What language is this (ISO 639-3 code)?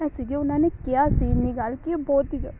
pan